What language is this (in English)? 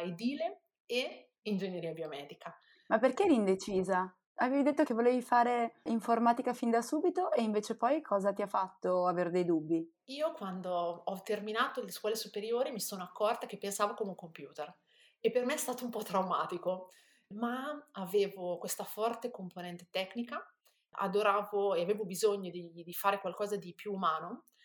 Italian